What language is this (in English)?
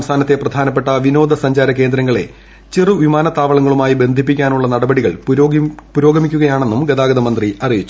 Malayalam